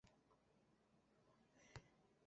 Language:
Basque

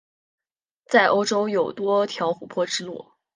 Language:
Chinese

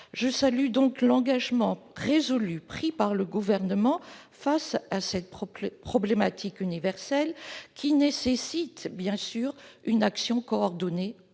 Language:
French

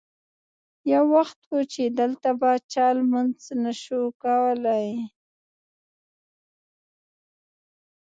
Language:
Pashto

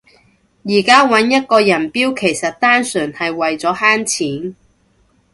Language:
Cantonese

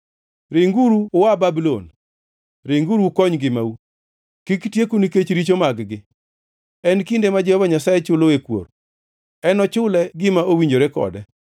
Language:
Luo (Kenya and Tanzania)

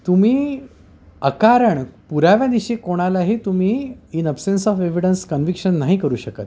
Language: Marathi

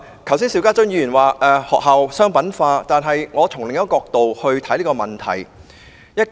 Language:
Cantonese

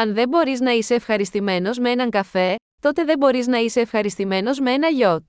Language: Greek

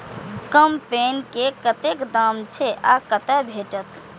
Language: Maithili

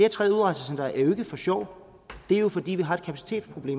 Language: Danish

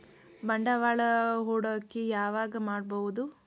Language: Kannada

